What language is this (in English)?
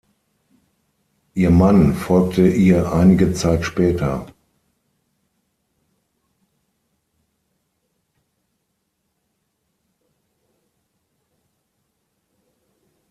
German